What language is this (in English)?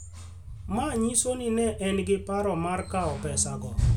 Luo (Kenya and Tanzania)